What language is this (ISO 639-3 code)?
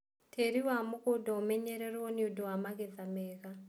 kik